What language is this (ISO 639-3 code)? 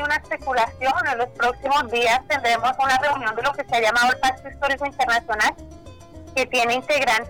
spa